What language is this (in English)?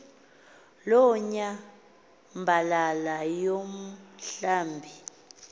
Xhosa